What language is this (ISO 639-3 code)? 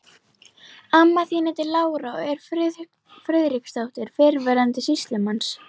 isl